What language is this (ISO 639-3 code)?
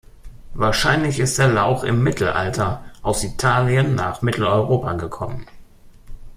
deu